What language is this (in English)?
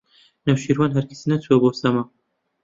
Central Kurdish